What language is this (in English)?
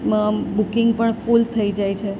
Gujarati